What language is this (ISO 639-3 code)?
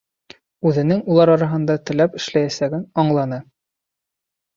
bak